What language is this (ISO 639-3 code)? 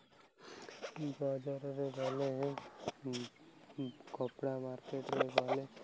ori